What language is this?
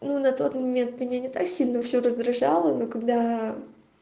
Russian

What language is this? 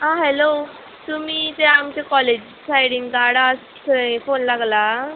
Konkani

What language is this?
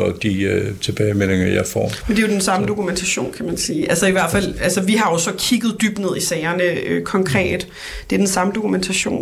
Danish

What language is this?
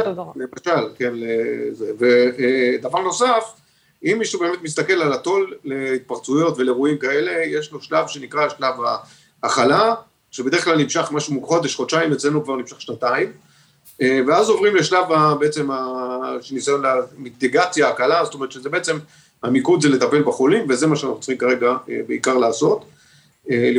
Hebrew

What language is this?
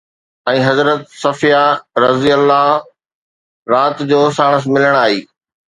Sindhi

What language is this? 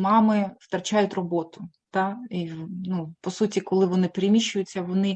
Ukrainian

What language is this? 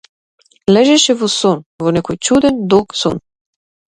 Macedonian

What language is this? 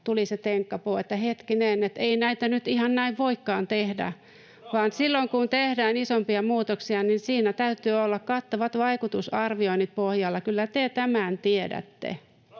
Finnish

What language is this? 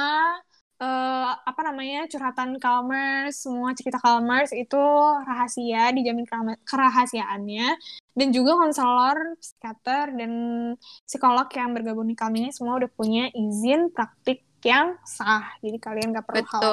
Indonesian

